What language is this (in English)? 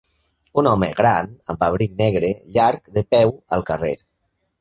Catalan